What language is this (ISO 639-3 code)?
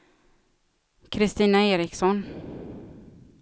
swe